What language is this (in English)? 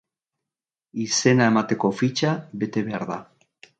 Basque